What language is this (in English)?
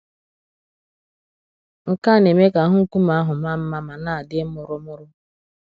Igbo